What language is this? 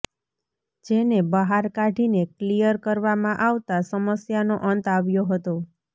Gujarati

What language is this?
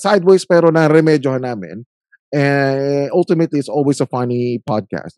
Filipino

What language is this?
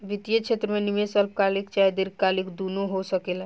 Bhojpuri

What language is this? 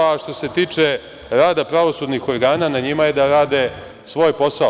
Serbian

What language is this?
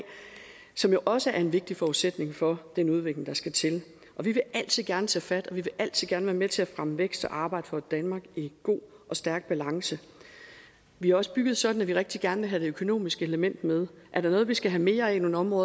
Danish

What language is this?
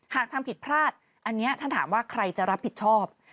Thai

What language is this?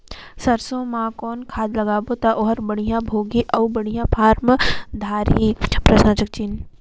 Chhattisgarhi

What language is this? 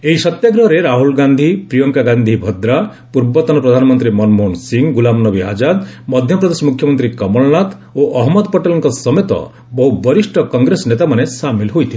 Odia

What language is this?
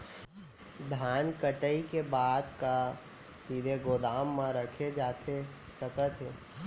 Chhattisgarhi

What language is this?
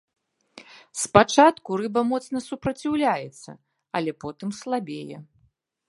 Belarusian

